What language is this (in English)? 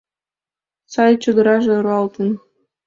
Mari